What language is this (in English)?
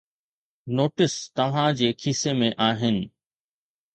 Sindhi